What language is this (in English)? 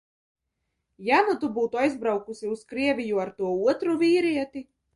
Latvian